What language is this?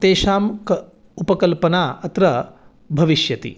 Sanskrit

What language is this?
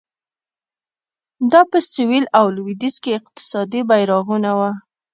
Pashto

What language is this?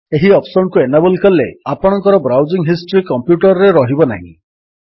Odia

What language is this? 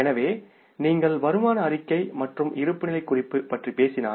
Tamil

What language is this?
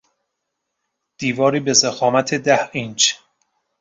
Persian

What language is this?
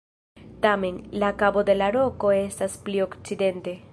Esperanto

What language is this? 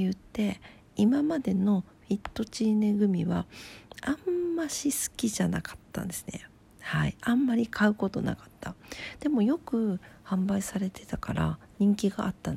Japanese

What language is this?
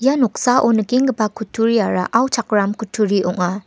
Garo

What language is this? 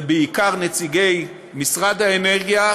Hebrew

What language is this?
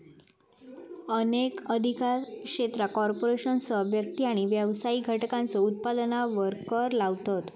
Marathi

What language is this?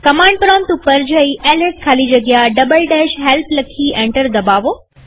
Gujarati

